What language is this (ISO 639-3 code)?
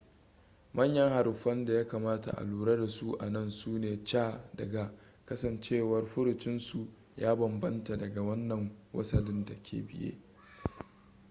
hau